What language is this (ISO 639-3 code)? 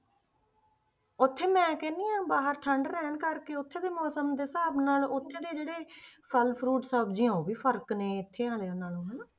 pan